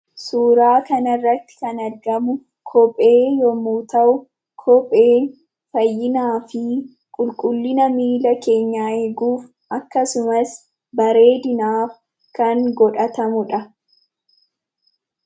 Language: Oromo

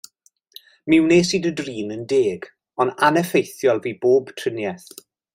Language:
Welsh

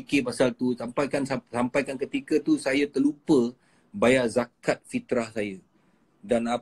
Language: Malay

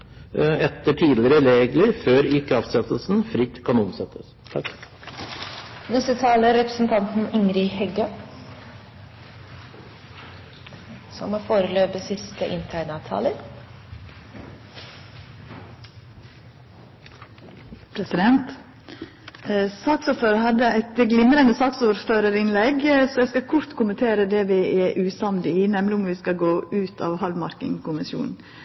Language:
Norwegian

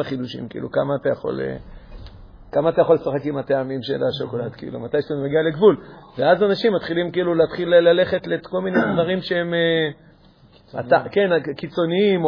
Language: Hebrew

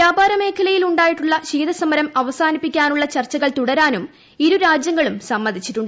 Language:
Malayalam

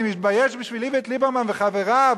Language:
Hebrew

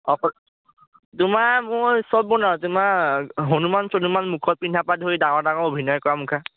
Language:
Assamese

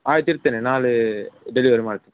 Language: Kannada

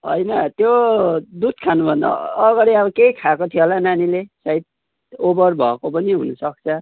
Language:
Nepali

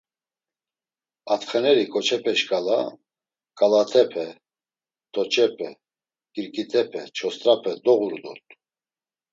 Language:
Laz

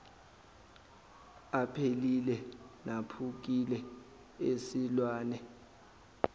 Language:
Zulu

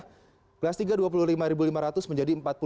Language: Indonesian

